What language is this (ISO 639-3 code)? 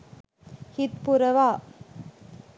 sin